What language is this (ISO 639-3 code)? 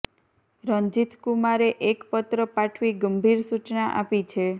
guj